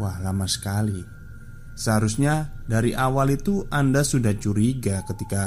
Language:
Indonesian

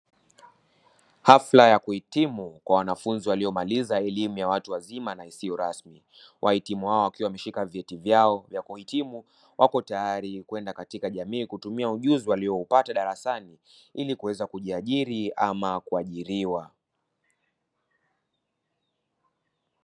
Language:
Swahili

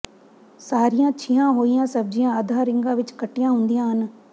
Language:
Punjabi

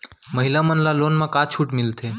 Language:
Chhattisgarhi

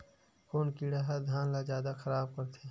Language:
Chhattisgarhi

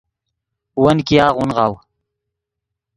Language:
Yidgha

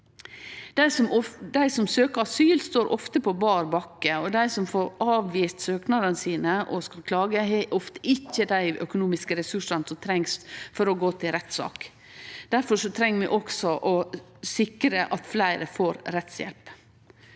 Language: Norwegian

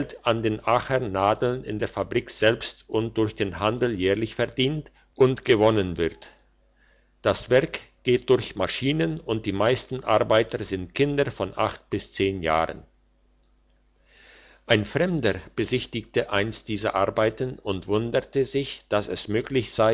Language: German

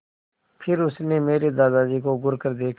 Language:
Hindi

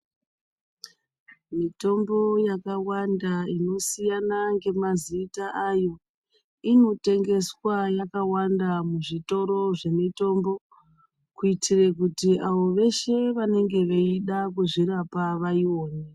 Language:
Ndau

